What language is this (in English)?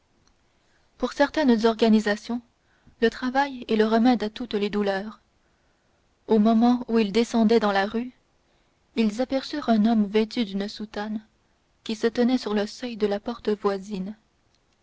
French